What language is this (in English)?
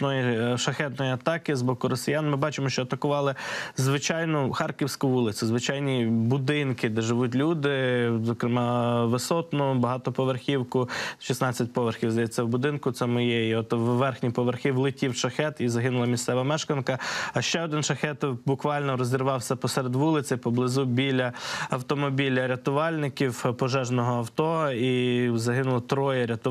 Ukrainian